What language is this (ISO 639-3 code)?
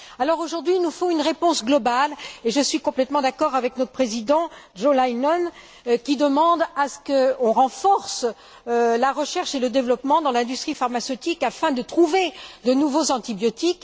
fra